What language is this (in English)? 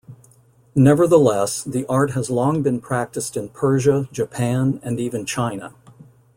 English